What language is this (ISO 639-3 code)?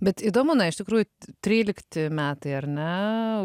lit